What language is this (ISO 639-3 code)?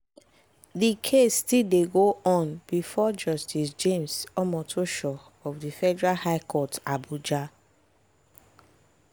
pcm